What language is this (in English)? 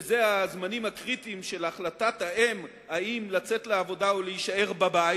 Hebrew